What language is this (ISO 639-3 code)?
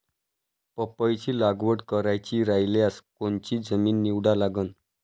mar